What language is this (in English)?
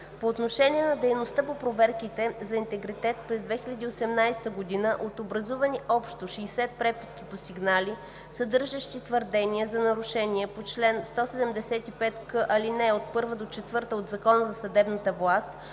Bulgarian